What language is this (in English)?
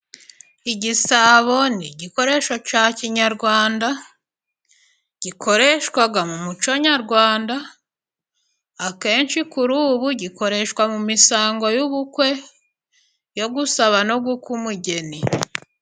Kinyarwanda